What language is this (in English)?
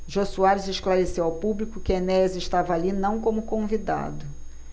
Portuguese